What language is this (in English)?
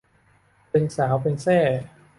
Thai